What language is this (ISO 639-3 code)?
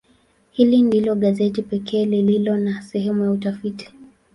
swa